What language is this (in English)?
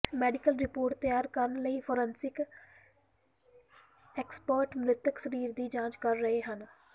Punjabi